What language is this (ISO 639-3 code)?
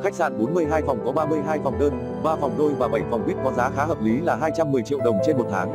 vie